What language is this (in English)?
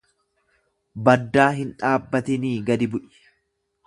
Oromo